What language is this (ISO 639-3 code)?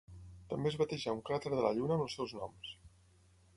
cat